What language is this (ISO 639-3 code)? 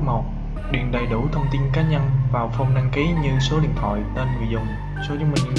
vie